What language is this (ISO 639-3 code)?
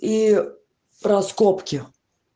rus